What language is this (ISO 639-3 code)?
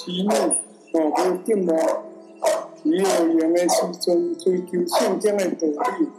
zho